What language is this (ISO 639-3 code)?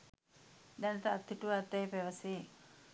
sin